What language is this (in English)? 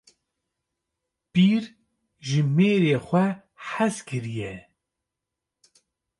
Kurdish